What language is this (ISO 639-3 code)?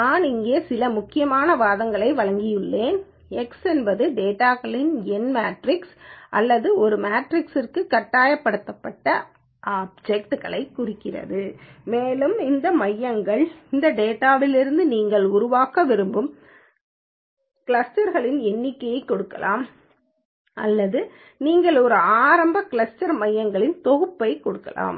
tam